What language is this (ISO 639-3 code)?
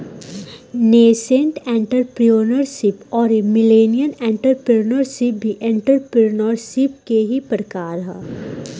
bho